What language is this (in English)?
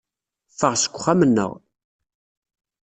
Kabyle